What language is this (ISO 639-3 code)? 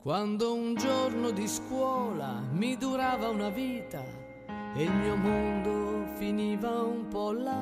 ita